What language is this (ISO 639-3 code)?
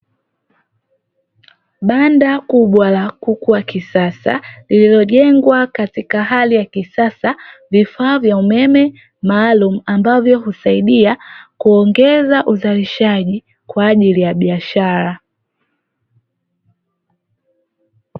swa